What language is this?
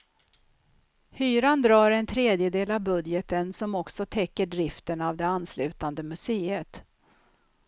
Swedish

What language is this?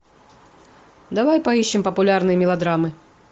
Russian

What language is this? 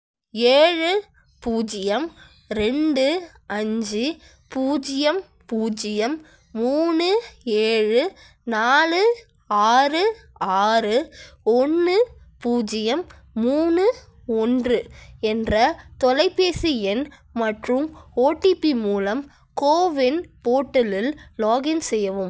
Tamil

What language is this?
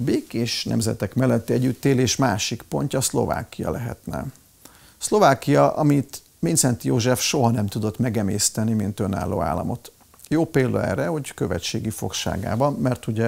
Hungarian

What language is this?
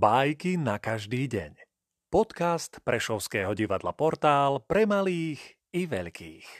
Slovak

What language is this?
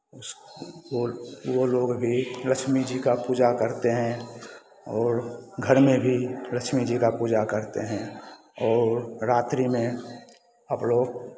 Hindi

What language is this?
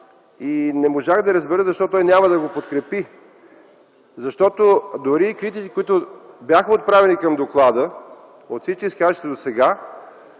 Bulgarian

